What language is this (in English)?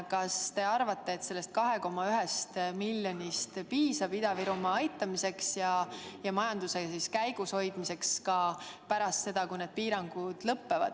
Estonian